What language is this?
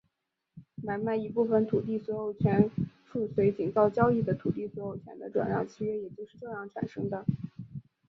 Chinese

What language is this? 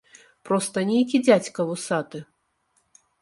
Belarusian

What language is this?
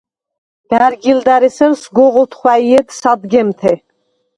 Svan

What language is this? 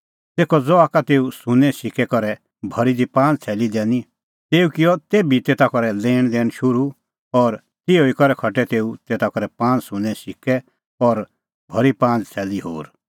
Kullu Pahari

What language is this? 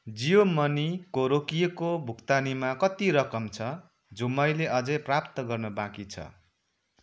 Nepali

